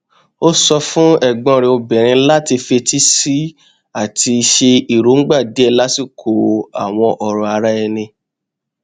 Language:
Yoruba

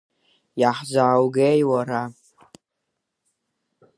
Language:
Abkhazian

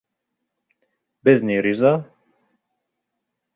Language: Bashkir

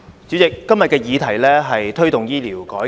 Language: Cantonese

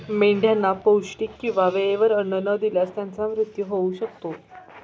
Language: Marathi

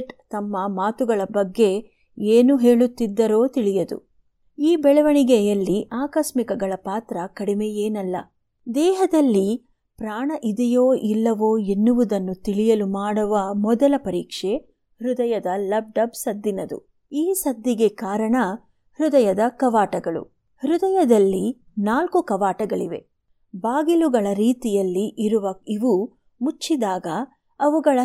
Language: Kannada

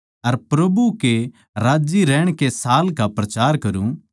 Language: Haryanvi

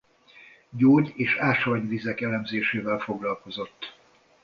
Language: Hungarian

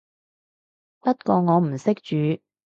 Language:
Cantonese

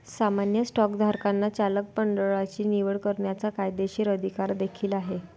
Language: Marathi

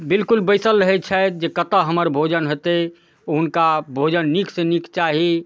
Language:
Maithili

